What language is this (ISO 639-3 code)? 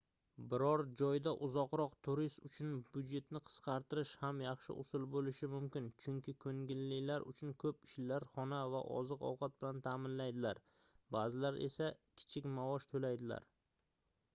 uzb